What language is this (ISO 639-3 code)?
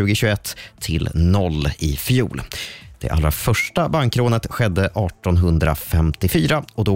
swe